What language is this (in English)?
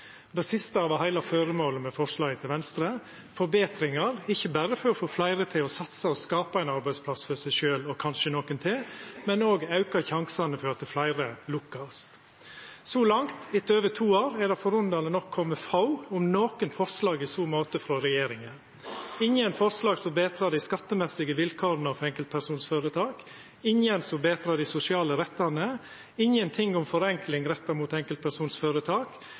Norwegian Nynorsk